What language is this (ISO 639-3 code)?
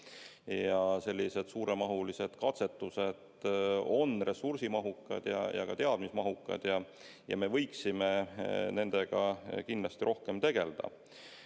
est